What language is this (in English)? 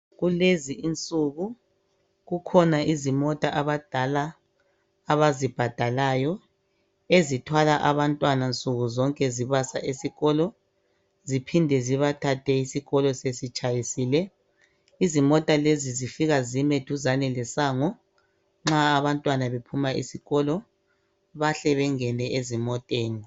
North Ndebele